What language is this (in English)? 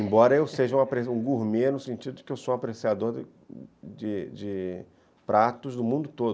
Portuguese